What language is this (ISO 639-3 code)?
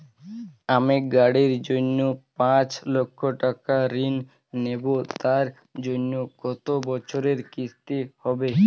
ben